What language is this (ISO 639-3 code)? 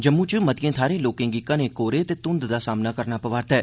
doi